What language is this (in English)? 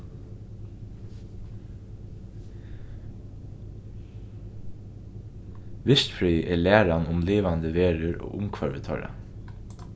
Faroese